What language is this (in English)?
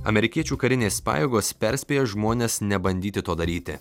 Lithuanian